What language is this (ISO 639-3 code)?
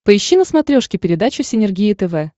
rus